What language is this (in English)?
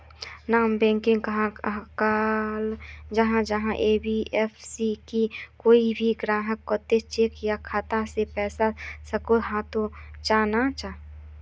Magahi